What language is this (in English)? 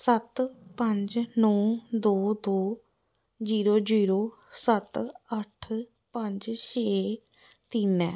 Dogri